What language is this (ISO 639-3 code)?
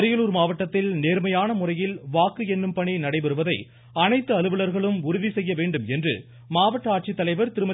tam